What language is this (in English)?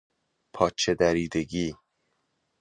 Persian